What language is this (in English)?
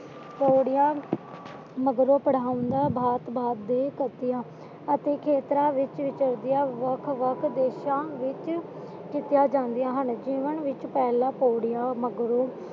Punjabi